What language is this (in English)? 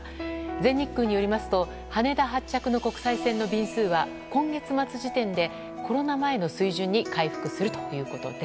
Japanese